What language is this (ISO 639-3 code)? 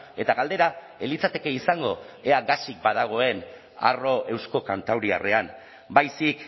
eus